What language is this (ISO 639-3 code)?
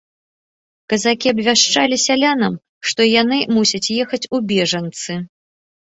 bel